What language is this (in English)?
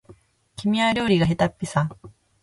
Japanese